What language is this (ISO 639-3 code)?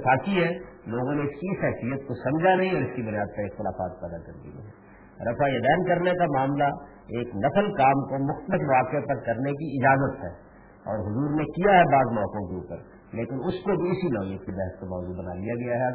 urd